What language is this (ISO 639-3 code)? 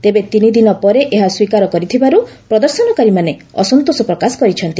ori